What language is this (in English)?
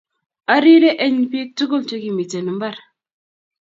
Kalenjin